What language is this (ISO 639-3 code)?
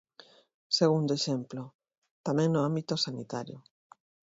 glg